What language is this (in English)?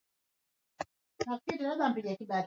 Swahili